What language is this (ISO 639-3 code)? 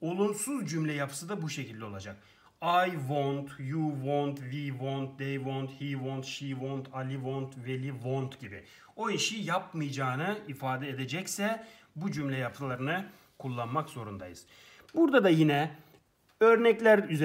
tur